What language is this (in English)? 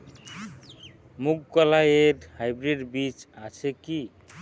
Bangla